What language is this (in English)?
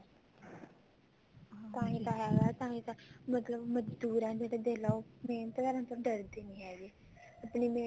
Punjabi